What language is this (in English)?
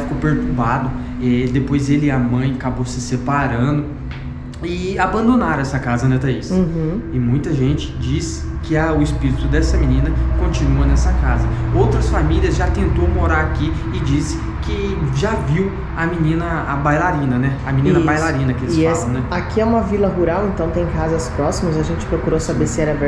Portuguese